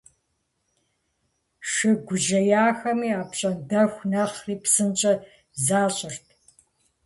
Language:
Kabardian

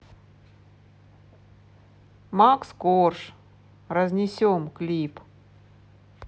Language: Russian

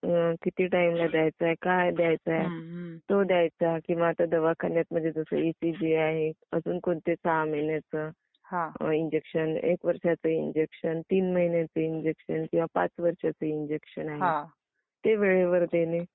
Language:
Marathi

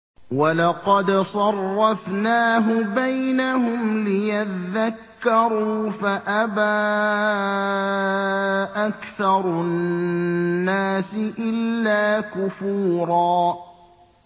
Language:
Arabic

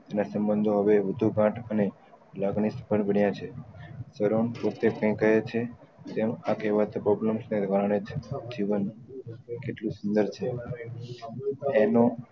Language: Gujarati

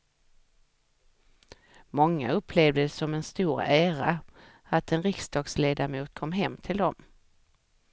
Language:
Swedish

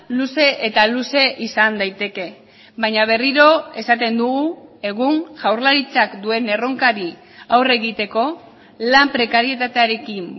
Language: Basque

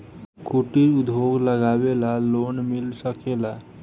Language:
Bhojpuri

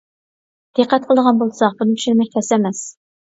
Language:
Uyghur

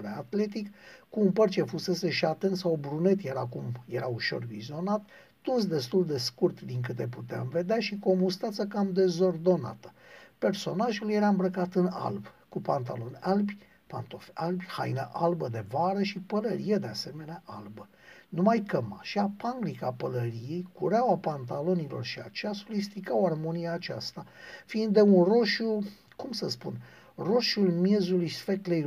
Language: Romanian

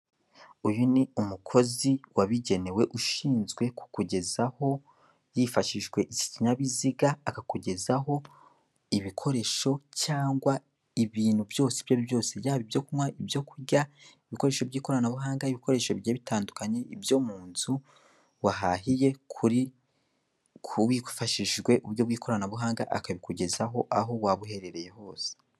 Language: Kinyarwanda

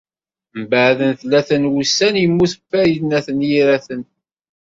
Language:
Kabyle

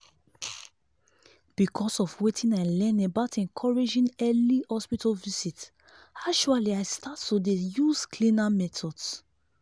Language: Nigerian Pidgin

